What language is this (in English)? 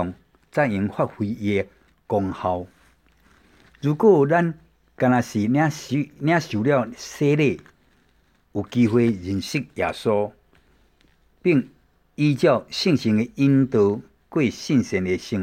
Chinese